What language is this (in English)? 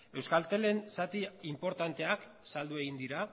Basque